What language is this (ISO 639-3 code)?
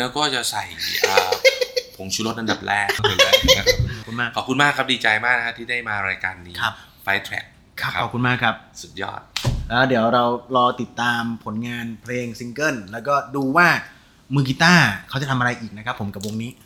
tha